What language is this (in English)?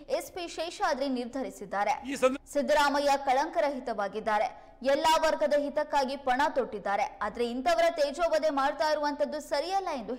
Kannada